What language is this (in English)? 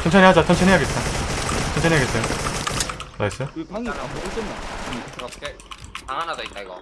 Korean